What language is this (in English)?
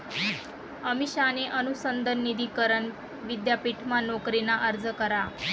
Marathi